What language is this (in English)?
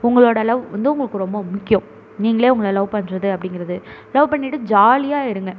Tamil